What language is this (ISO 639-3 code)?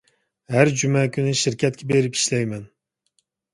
uig